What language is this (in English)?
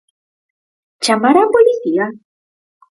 Galician